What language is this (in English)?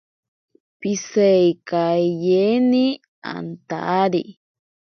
Ashéninka Perené